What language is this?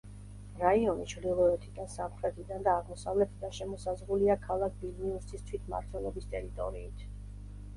Georgian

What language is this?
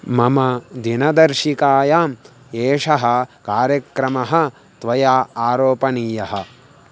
Sanskrit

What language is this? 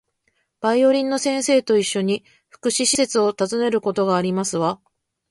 Japanese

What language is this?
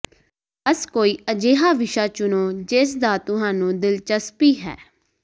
Punjabi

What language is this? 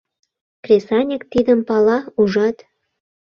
Mari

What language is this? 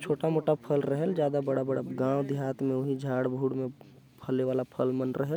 Korwa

